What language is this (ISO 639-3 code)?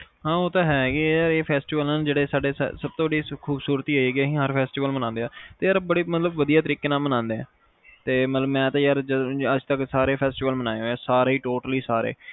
pan